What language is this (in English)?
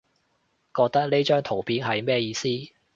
Cantonese